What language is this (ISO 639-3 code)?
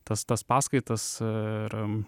lit